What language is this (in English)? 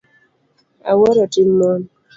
Luo (Kenya and Tanzania)